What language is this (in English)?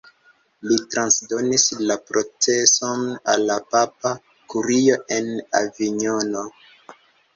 Esperanto